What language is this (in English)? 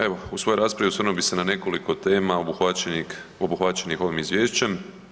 Croatian